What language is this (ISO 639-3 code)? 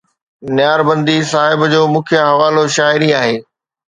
snd